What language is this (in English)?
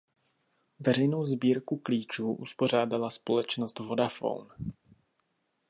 Czech